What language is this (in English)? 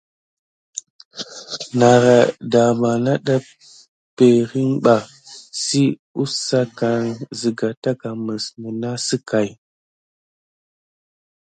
Gidar